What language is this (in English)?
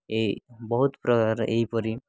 Odia